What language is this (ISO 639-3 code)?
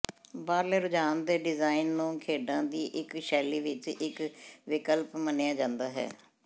pan